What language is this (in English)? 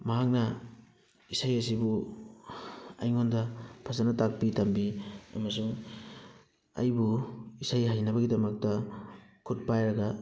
Manipuri